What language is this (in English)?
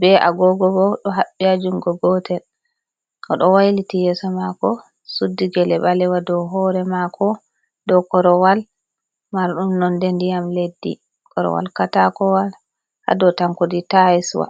Fula